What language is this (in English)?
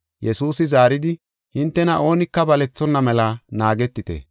Gofa